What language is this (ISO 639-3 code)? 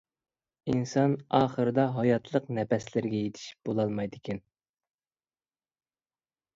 uig